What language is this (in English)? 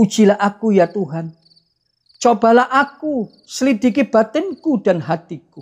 Indonesian